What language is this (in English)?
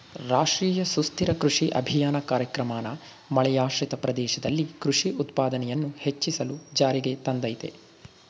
Kannada